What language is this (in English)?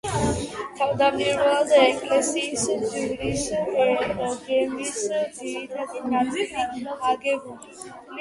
Georgian